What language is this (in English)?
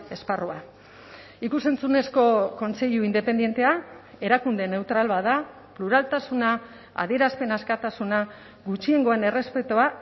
Basque